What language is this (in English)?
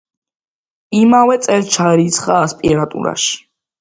Georgian